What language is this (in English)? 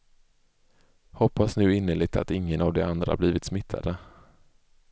Swedish